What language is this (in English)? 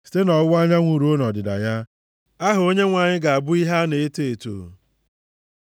Igbo